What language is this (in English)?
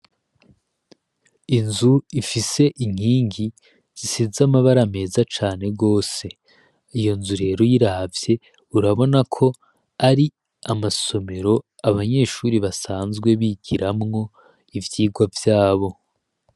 Rundi